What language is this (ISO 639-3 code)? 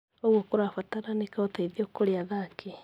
kik